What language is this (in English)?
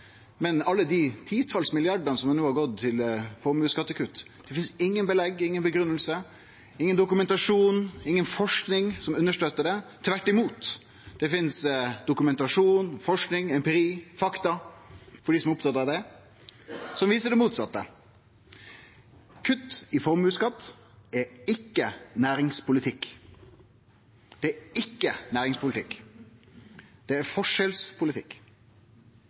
Norwegian Nynorsk